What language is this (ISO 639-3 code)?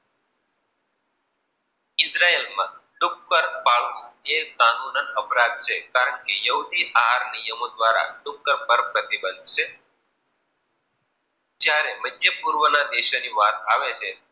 guj